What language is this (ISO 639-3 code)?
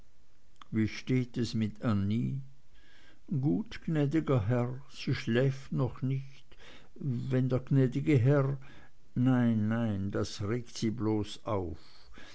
deu